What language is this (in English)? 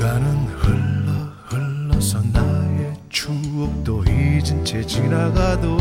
Korean